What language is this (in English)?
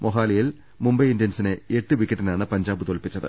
Malayalam